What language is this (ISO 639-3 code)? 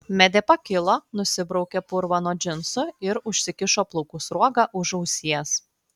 lit